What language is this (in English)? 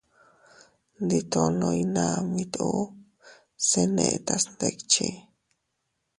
Teutila Cuicatec